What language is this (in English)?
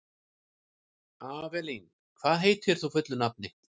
Icelandic